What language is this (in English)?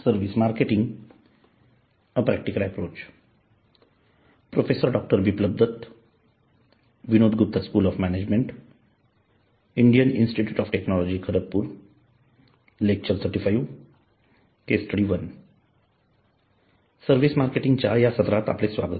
Marathi